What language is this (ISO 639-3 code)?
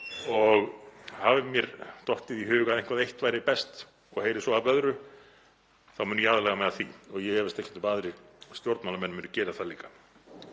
isl